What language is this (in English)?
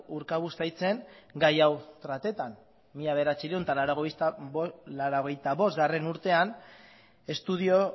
Basque